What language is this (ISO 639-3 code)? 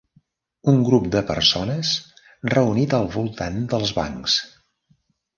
cat